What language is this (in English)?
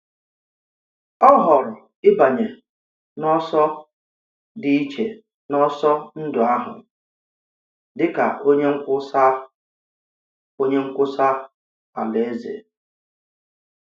Igbo